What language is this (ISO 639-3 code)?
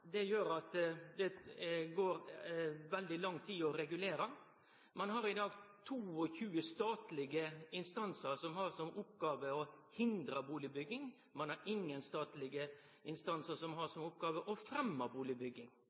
nno